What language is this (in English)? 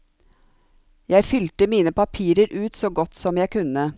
Norwegian